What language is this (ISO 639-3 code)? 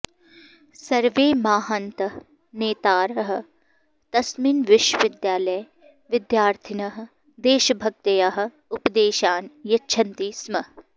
san